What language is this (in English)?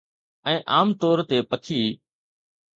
Sindhi